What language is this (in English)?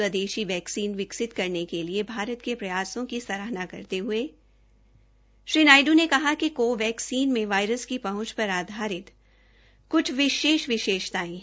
Hindi